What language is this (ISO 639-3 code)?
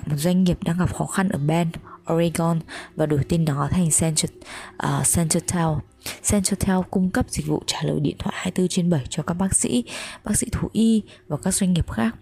vie